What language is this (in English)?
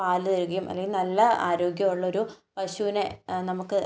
Malayalam